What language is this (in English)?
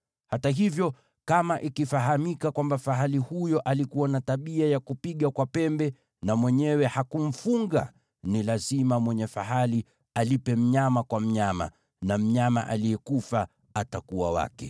Swahili